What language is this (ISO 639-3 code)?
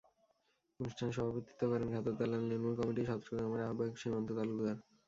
ben